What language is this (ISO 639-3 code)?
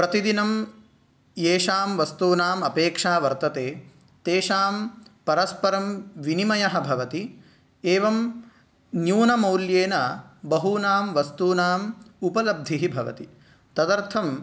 san